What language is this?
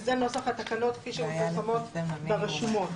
Hebrew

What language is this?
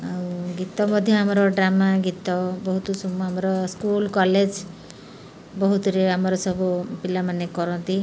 Odia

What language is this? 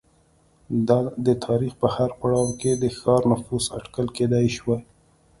Pashto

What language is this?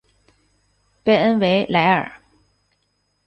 Chinese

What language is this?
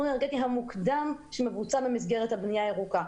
Hebrew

